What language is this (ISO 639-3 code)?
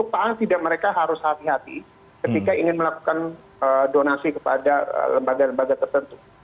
ind